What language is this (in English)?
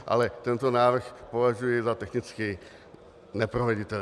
Czech